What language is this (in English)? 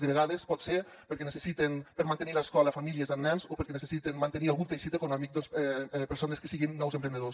Catalan